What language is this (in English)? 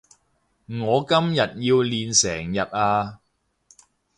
Cantonese